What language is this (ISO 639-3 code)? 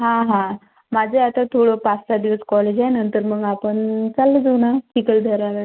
mar